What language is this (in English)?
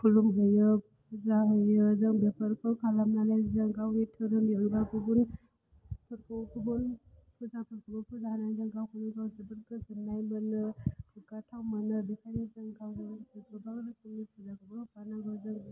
Bodo